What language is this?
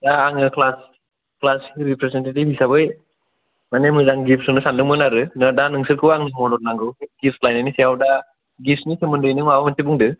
Bodo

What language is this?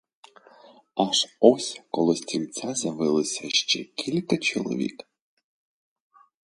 Ukrainian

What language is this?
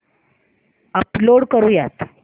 Marathi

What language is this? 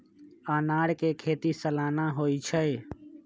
Magahi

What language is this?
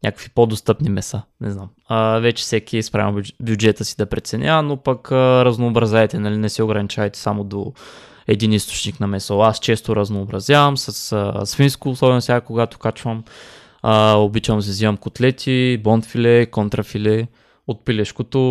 Bulgarian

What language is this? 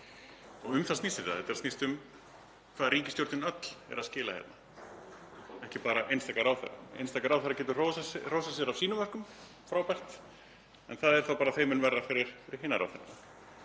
Icelandic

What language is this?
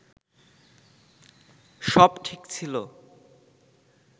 Bangla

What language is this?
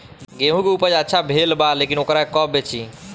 Bhojpuri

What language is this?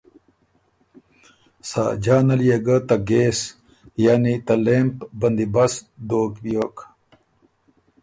Ormuri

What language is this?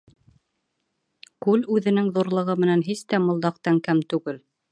Bashkir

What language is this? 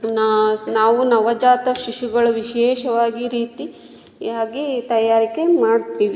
Kannada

